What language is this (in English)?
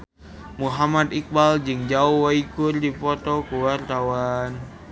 Sundanese